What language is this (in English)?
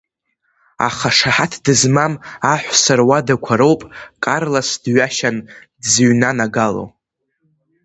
Abkhazian